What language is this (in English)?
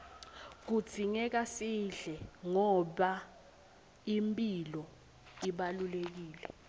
Swati